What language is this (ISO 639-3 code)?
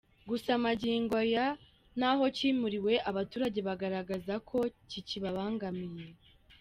kin